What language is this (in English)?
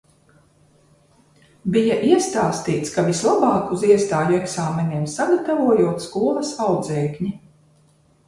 Latvian